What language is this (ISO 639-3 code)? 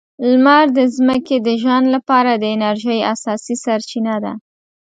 pus